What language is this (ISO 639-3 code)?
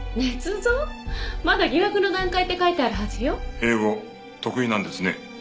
jpn